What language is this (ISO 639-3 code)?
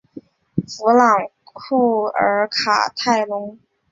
zho